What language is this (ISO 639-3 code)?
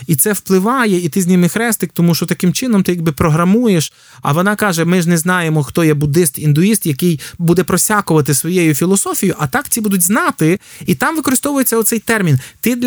ukr